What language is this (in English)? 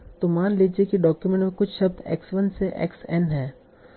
Hindi